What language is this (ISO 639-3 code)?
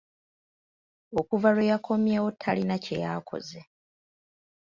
lug